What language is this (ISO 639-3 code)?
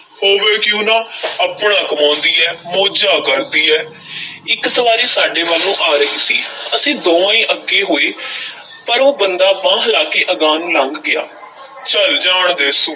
pan